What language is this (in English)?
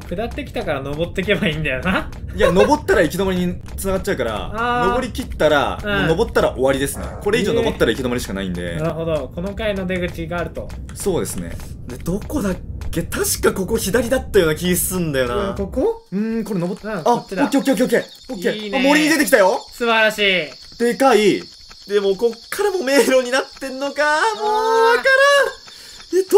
Japanese